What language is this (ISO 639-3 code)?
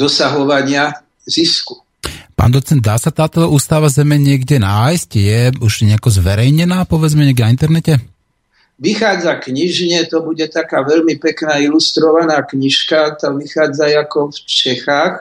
slk